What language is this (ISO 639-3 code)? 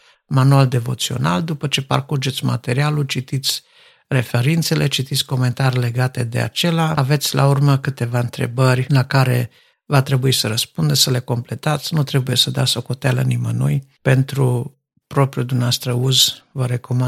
ron